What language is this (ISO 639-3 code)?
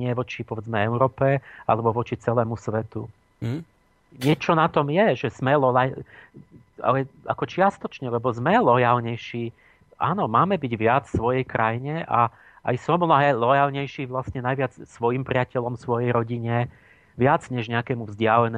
slk